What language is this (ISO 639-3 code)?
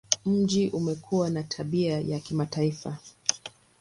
swa